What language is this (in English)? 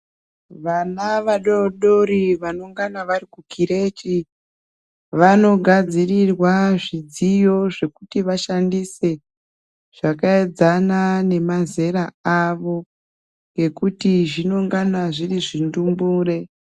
Ndau